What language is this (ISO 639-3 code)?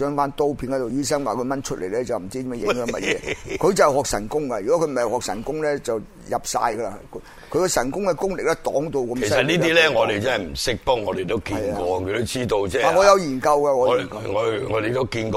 zho